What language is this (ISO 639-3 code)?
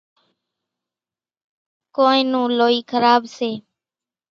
gjk